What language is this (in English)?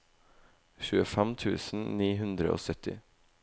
Norwegian